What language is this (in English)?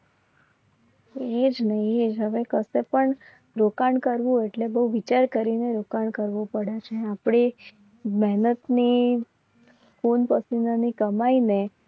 Gujarati